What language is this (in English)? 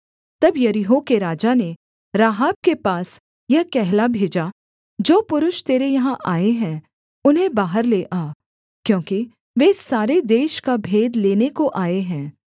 Hindi